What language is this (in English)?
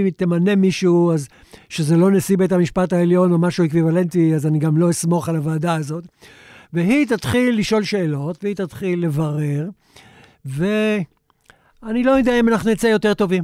Hebrew